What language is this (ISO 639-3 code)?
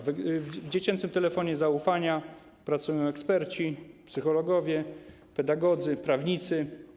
pol